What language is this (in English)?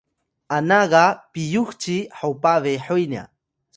Atayal